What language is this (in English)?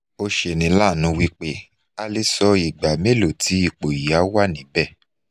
Yoruba